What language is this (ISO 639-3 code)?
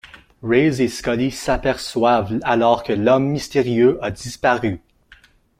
fra